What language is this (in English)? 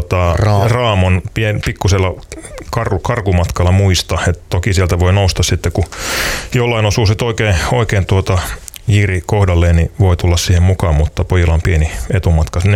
Finnish